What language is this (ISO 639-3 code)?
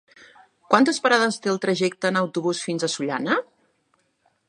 cat